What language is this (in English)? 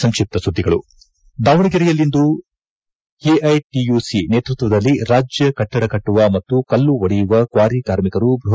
Kannada